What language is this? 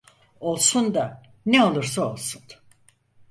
Turkish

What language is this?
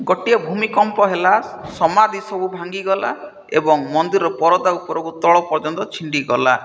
Odia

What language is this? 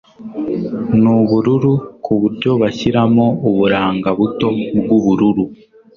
Kinyarwanda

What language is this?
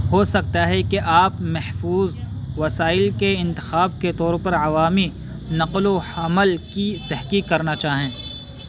Urdu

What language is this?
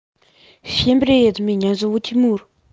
Russian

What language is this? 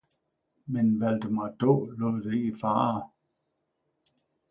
Danish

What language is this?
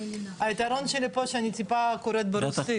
Hebrew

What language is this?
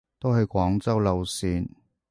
Cantonese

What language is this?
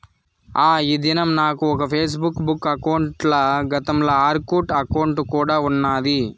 Telugu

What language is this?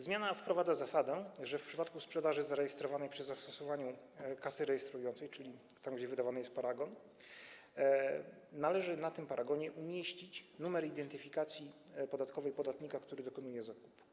Polish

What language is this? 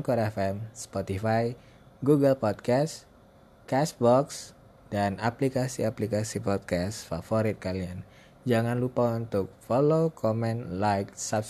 Indonesian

